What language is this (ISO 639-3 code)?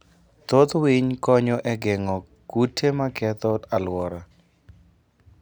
luo